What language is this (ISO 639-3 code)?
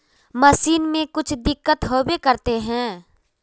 mag